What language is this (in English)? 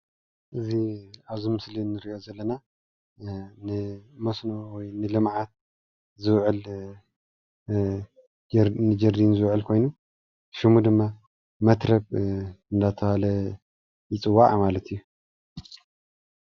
Tigrinya